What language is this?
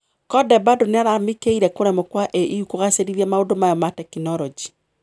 Kikuyu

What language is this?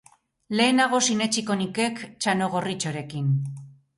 Basque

